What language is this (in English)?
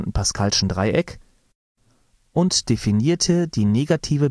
German